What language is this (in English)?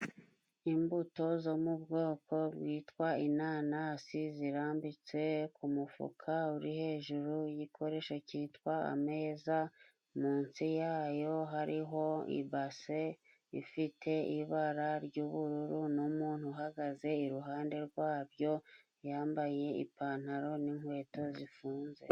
Kinyarwanda